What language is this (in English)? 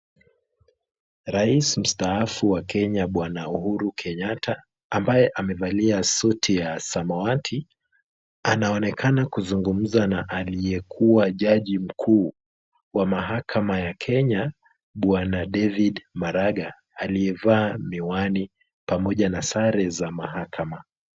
Swahili